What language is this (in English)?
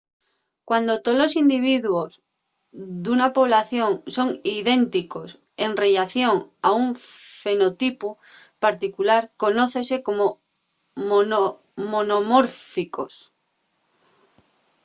Asturian